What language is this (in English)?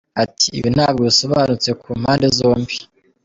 Kinyarwanda